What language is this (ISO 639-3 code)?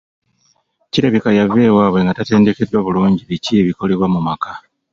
lug